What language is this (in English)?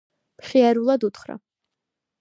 Georgian